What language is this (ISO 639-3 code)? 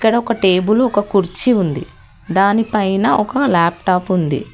tel